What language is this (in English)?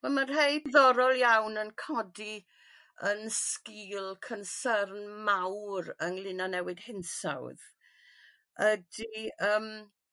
Welsh